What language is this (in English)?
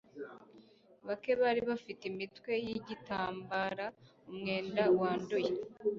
Kinyarwanda